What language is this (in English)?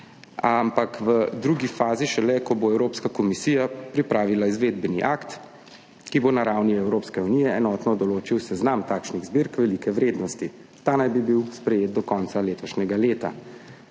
Slovenian